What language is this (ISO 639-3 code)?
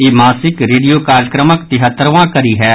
mai